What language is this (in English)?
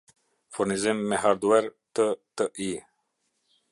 Albanian